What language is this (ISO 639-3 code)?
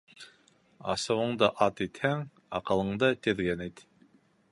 bak